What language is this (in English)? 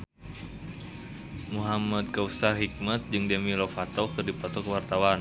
Sundanese